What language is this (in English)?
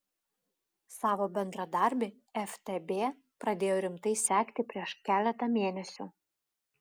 Lithuanian